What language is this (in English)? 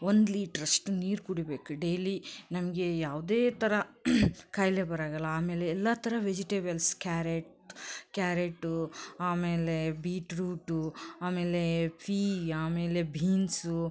Kannada